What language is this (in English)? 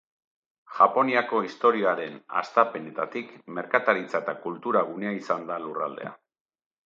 Basque